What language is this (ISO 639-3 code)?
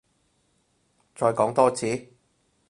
yue